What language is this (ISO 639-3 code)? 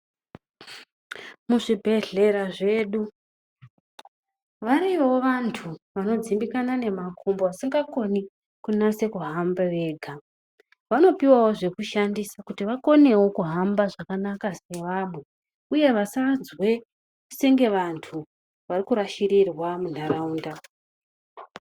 ndc